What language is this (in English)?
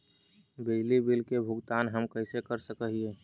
Magahi